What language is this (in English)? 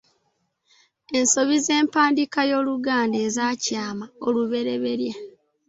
Ganda